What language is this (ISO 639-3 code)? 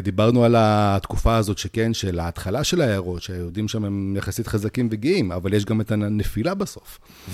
heb